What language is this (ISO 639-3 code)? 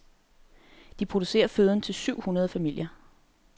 dan